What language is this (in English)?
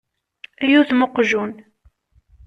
Kabyle